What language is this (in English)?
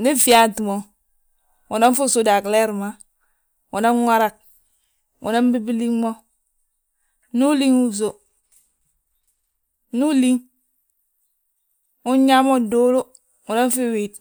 Balanta-Ganja